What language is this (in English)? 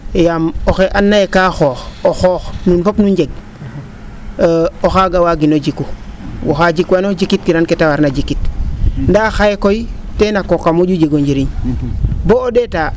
Serer